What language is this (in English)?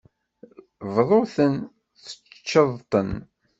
Kabyle